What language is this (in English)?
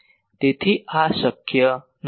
Gujarati